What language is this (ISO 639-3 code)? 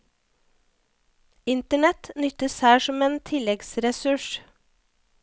nor